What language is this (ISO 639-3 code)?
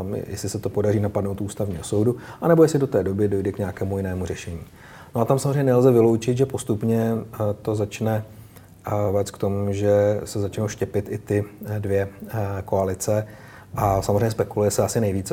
ces